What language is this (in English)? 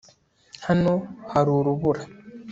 Kinyarwanda